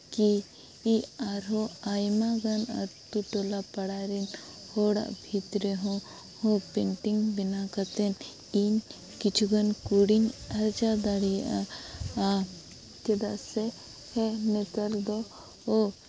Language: Santali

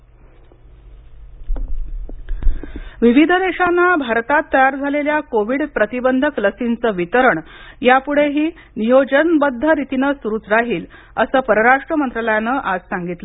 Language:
Marathi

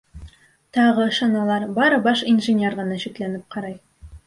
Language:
Bashkir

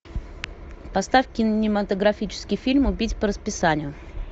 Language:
Russian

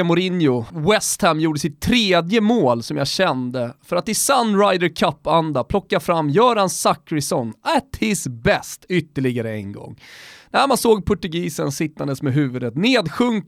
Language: Swedish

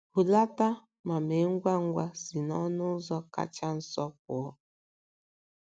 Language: Igbo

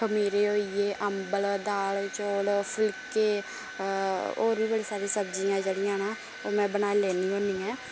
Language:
Dogri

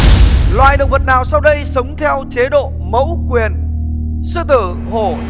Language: Vietnamese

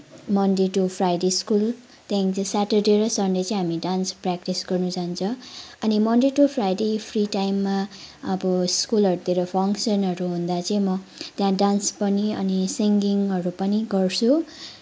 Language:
Nepali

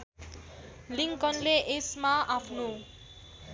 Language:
Nepali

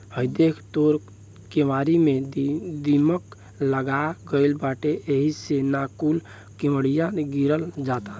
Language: Bhojpuri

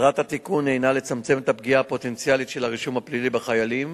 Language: Hebrew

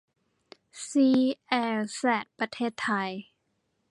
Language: Thai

